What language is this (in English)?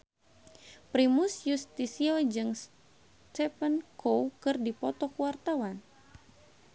Sundanese